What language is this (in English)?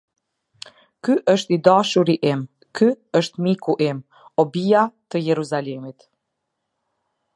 Albanian